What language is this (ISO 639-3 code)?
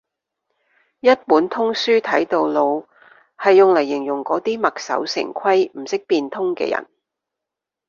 yue